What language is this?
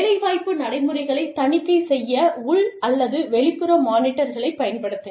Tamil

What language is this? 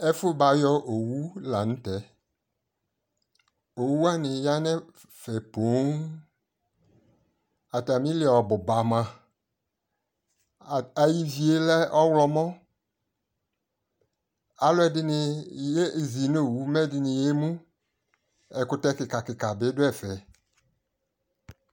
Ikposo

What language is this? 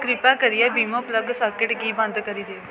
Dogri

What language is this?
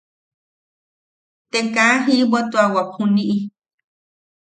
Yaqui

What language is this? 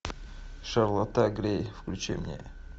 Russian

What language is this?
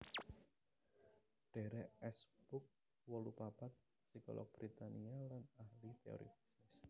Javanese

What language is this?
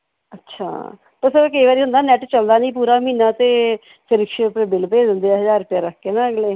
Punjabi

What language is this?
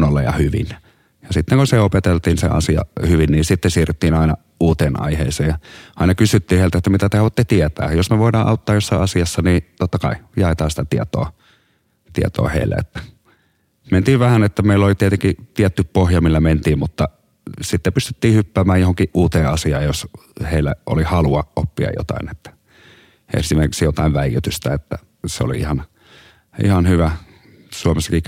Finnish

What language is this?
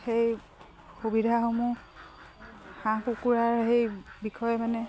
Assamese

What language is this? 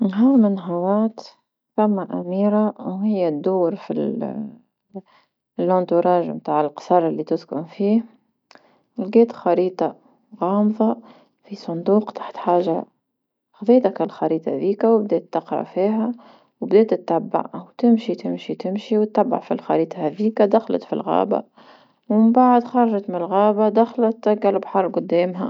Tunisian Arabic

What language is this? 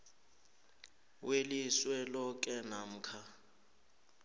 South Ndebele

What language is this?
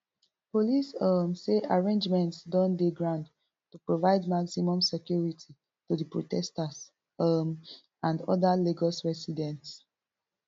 Nigerian Pidgin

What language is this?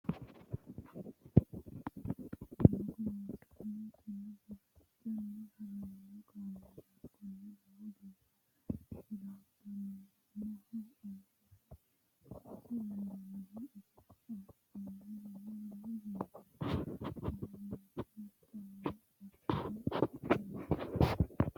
Sidamo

